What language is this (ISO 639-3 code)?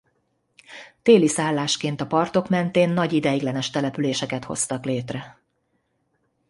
hun